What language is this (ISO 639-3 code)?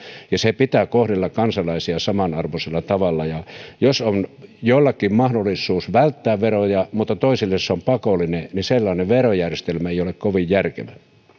fin